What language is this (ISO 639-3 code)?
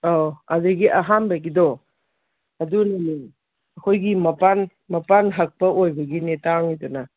mni